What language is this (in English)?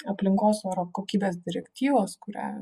Lithuanian